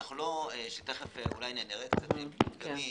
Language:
Hebrew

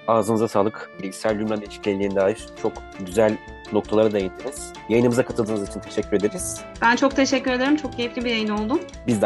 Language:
Turkish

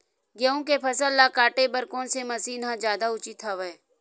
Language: Chhattisgarhi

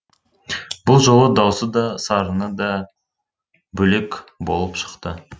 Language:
Kazakh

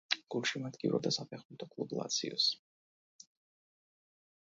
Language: Georgian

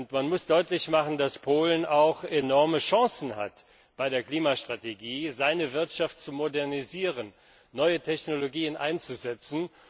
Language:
German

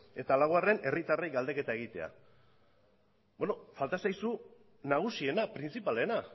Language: Basque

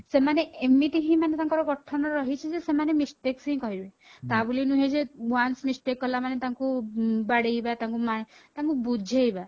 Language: Odia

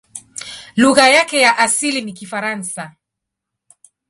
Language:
Swahili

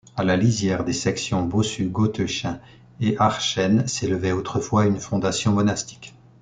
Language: French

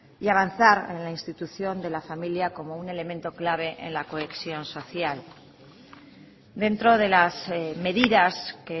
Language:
Spanish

